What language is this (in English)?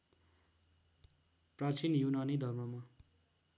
Nepali